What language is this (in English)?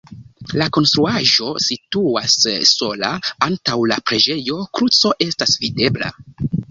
Esperanto